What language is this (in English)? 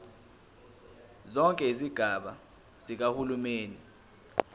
Zulu